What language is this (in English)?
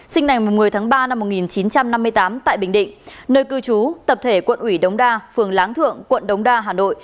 Vietnamese